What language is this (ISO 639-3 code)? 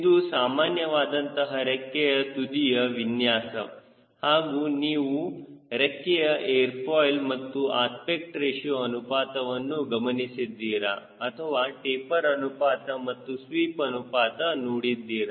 kan